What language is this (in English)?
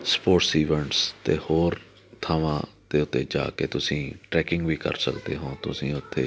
Punjabi